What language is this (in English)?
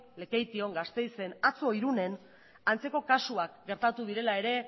Basque